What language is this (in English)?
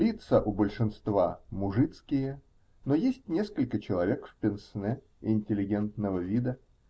Russian